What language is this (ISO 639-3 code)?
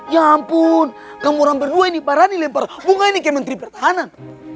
ind